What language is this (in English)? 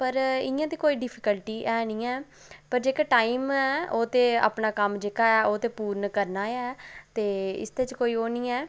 Dogri